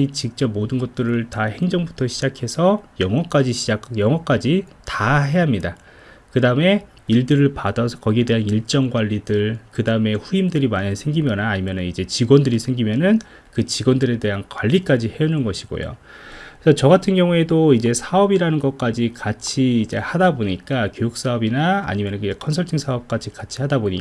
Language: Korean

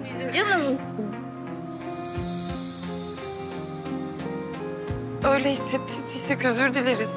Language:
Turkish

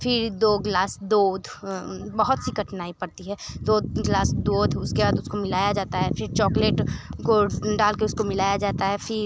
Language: Hindi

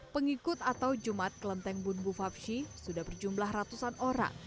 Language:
Indonesian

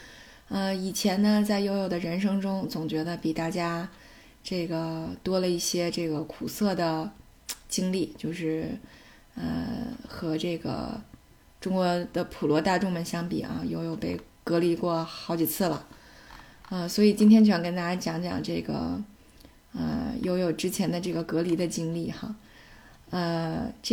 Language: Chinese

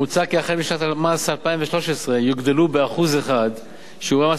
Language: Hebrew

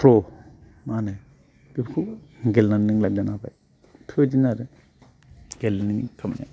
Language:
Bodo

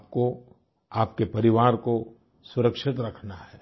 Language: Hindi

